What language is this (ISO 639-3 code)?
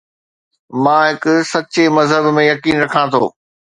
snd